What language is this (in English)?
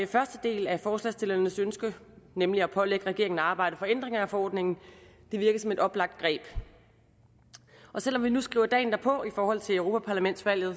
Danish